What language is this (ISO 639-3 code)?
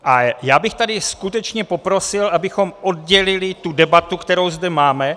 ces